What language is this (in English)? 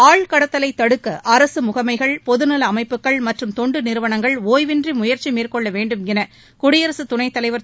Tamil